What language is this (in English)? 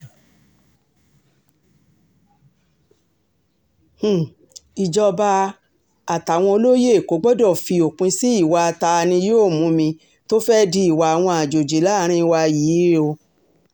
Yoruba